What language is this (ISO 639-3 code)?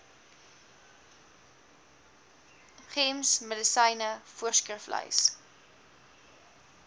afr